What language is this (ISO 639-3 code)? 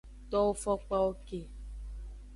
ajg